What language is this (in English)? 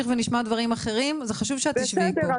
Hebrew